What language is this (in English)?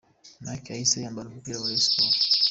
Kinyarwanda